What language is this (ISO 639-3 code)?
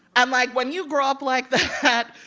eng